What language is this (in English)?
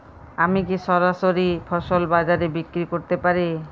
Bangla